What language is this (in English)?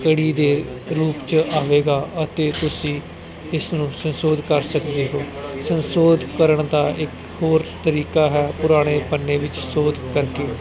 Punjabi